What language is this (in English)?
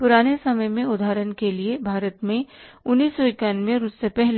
Hindi